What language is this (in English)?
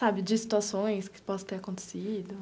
Portuguese